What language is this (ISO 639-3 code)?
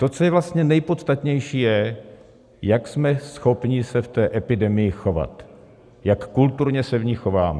ces